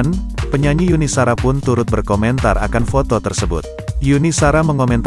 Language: Indonesian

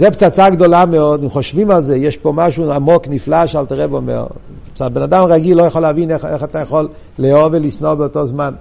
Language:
Hebrew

